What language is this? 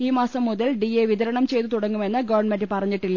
Malayalam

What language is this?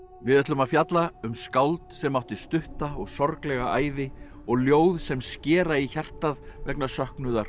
Icelandic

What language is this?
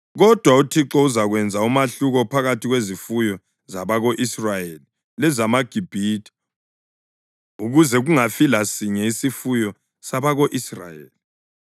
North Ndebele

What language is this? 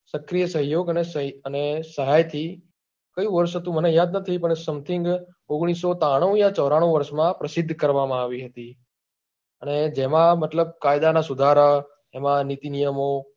Gujarati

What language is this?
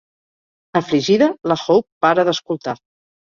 Catalan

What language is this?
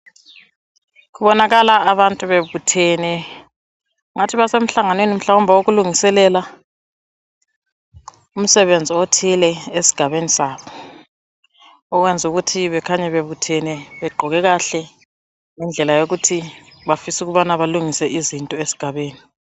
North Ndebele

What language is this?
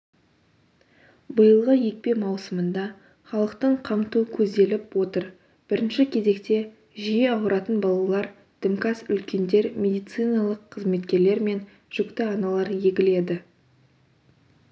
Kazakh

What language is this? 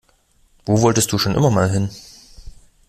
German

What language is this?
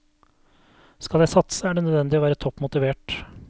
Norwegian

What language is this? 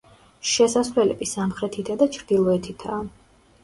Georgian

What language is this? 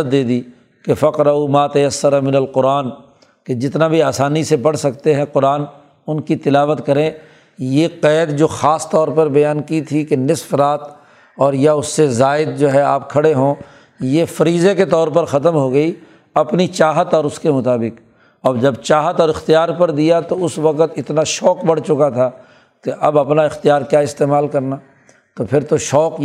Urdu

